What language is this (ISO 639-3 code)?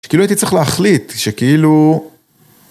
heb